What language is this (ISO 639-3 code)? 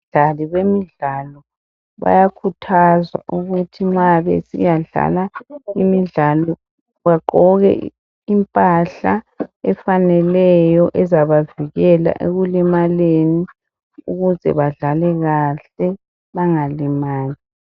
nde